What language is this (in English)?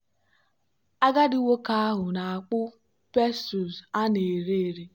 Igbo